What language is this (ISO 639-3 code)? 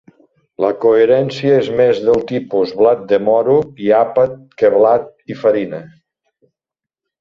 cat